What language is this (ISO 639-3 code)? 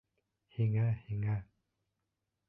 bak